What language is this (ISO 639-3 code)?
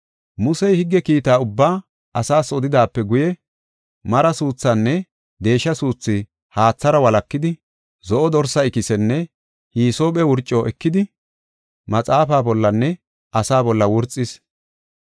gof